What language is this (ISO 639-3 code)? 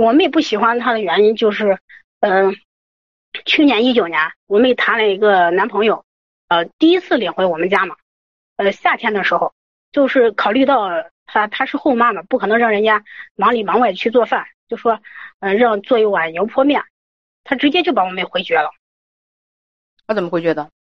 zho